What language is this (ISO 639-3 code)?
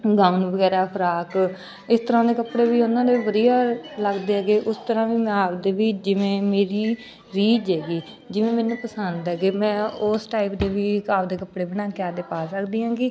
pan